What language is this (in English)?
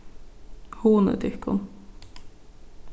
Faroese